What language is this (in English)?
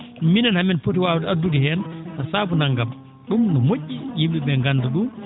Fula